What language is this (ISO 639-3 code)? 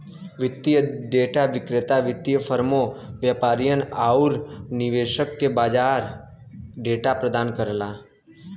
bho